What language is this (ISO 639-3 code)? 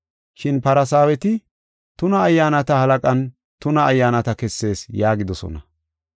gof